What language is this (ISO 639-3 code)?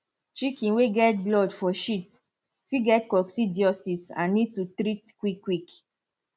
pcm